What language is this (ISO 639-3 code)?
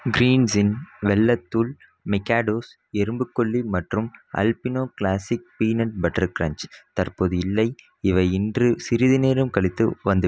tam